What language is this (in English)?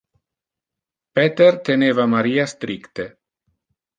Interlingua